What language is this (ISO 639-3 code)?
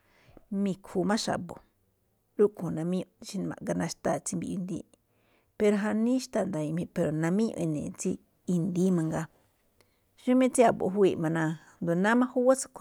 tcf